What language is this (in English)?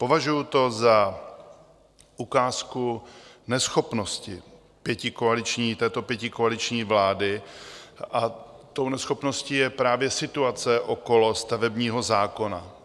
Czech